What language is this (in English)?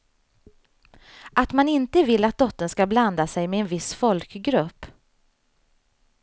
Swedish